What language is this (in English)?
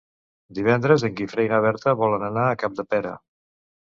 Catalan